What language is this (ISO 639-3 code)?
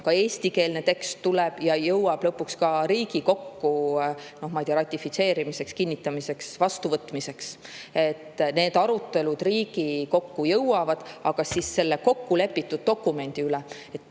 est